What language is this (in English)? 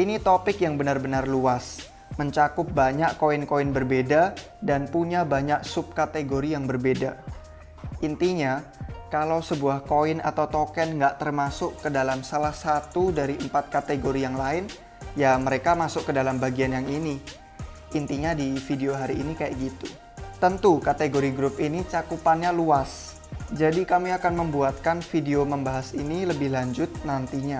Indonesian